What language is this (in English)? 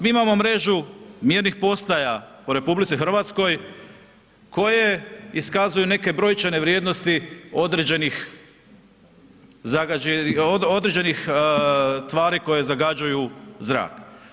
Croatian